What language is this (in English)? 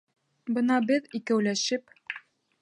Bashkir